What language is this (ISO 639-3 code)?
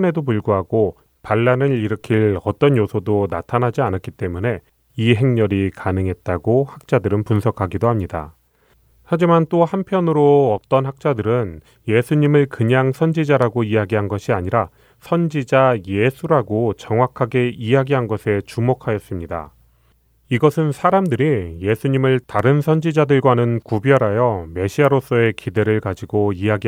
kor